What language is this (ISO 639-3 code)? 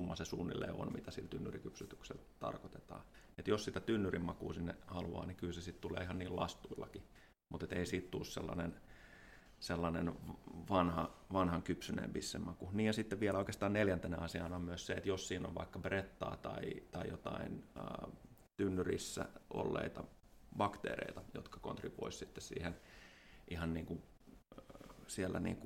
fin